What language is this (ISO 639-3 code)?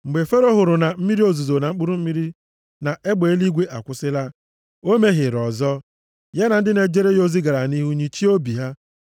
ibo